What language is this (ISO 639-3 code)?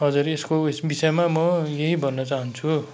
nep